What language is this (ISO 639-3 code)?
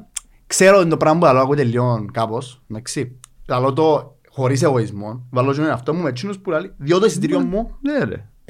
ell